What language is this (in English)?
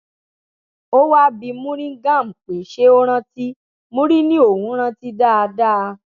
Yoruba